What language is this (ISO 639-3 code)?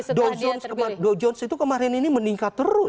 ind